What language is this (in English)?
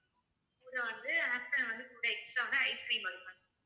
Tamil